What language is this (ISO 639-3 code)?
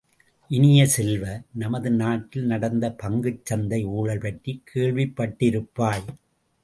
tam